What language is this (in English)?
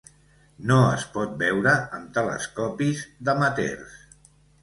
Catalan